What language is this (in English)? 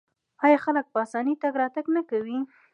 Pashto